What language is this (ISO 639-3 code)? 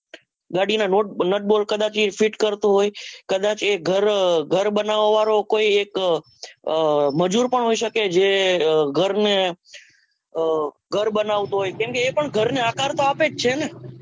guj